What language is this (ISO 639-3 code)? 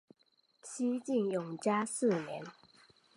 zho